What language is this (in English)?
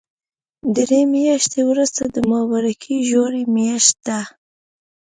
Pashto